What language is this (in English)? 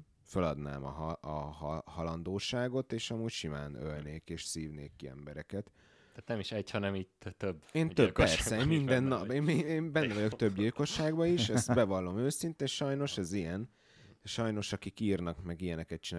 Hungarian